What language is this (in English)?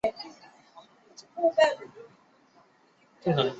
Chinese